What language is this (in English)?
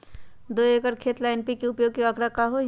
Magahi